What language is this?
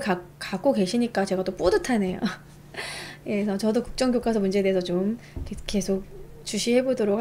Korean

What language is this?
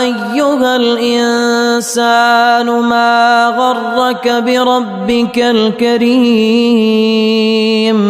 Arabic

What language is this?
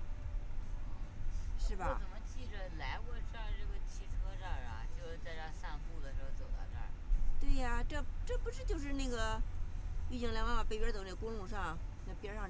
Chinese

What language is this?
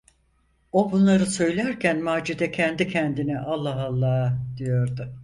Turkish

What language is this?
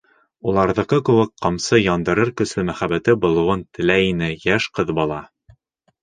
Bashkir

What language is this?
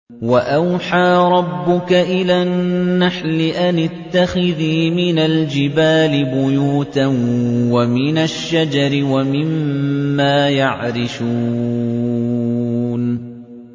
Arabic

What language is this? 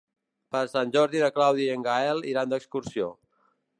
Catalan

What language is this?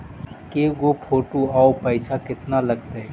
Magahi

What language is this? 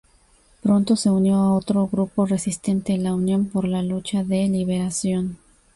Spanish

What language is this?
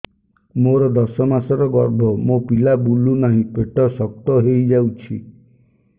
Odia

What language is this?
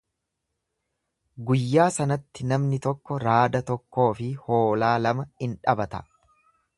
Oromo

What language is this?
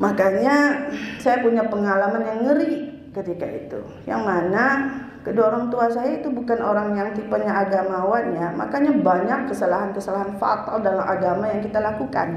Indonesian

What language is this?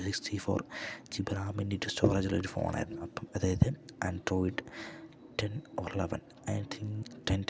Malayalam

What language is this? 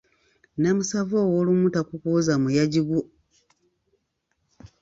Ganda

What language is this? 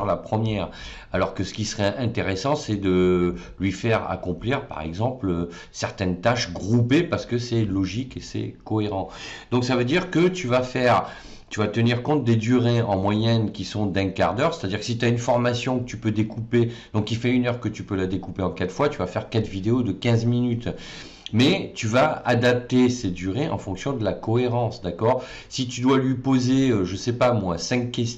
French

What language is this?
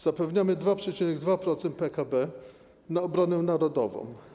Polish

